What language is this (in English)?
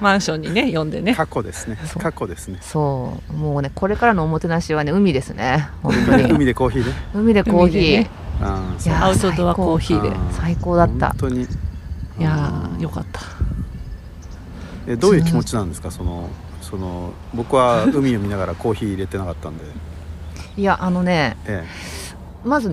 Japanese